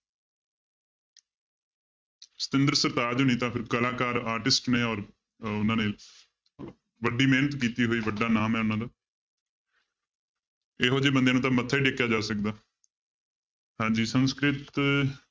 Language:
Punjabi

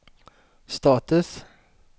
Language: Swedish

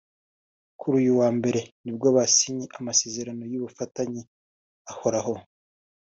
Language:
Kinyarwanda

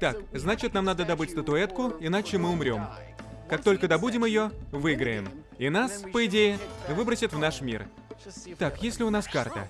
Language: Russian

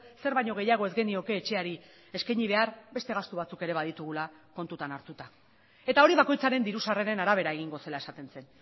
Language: Basque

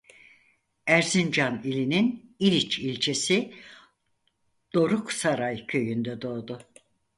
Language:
Turkish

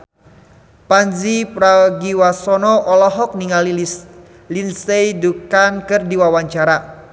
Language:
Sundanese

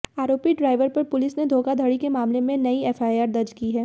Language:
Hindi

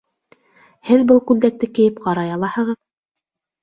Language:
Bashkir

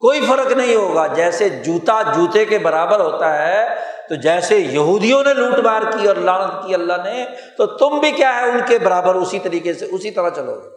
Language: Urdu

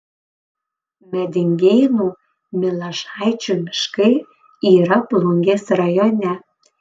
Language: Lithuanian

